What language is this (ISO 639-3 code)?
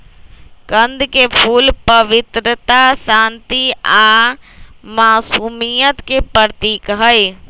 mag